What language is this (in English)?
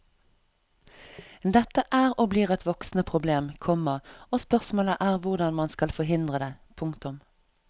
Norwegian